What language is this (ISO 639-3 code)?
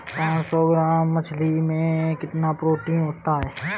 hin